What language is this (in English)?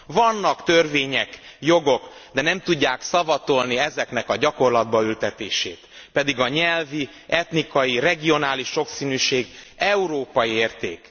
Hungarian